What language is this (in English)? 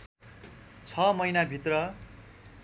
Nepali